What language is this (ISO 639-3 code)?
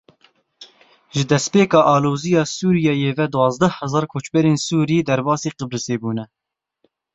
kur